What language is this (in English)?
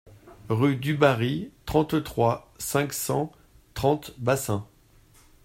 French